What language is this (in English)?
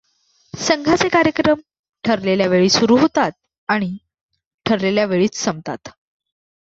Marathi